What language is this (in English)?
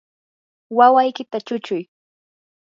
Yanahuanca Pasco Quechua